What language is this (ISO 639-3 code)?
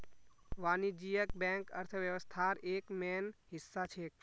mag